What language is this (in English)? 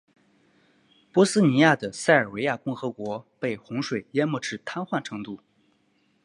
Chinese